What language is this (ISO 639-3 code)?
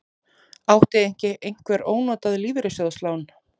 isl